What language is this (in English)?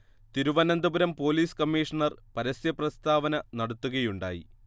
Malayalam